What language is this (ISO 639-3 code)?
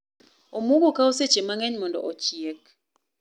luo